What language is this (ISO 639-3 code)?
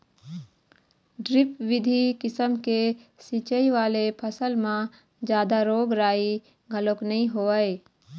hne